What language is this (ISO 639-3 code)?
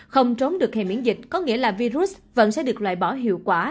vie